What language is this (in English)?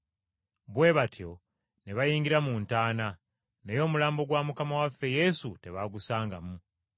Ganda